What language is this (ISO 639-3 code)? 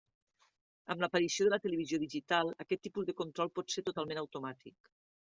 cat